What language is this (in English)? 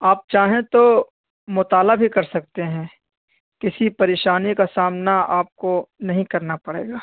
Urdu